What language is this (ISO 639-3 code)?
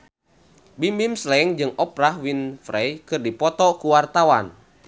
sun